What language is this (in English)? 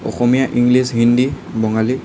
Assamese